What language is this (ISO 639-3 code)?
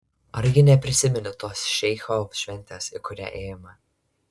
lit